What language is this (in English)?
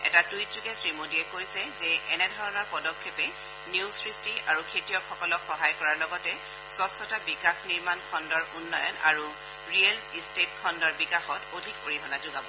Assamese